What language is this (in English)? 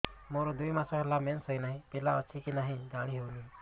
Odia